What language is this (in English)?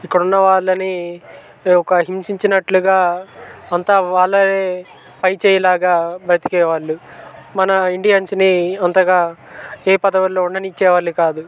Telugu